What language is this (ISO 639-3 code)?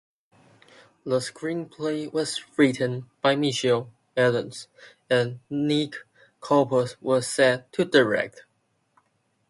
eng